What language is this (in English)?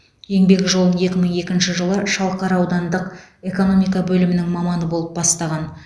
Kazakh